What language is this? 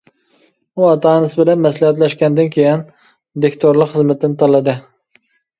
Uyghur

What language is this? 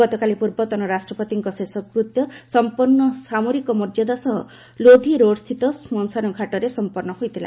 Odia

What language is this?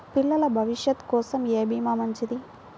Telugu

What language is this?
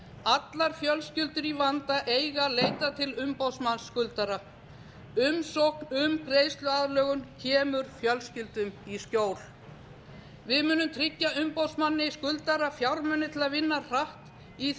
Icelandic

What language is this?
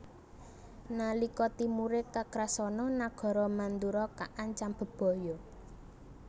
Javanese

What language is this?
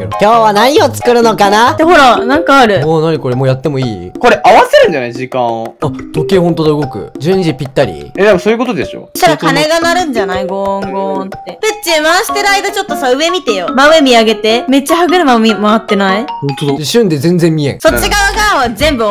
Japanese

